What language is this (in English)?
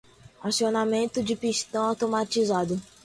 Portuguese